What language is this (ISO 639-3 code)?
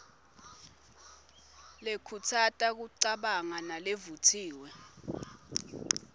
ssw